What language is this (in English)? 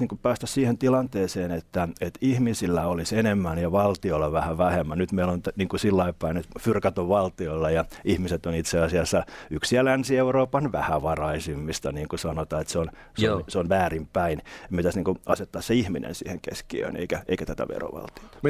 Finnish